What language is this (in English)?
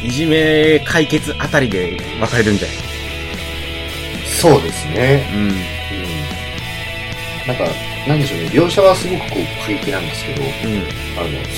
Japanese